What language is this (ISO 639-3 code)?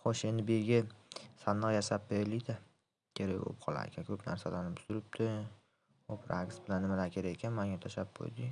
uzb